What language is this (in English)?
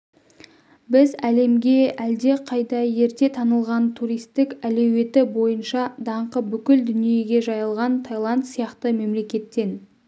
Kazakh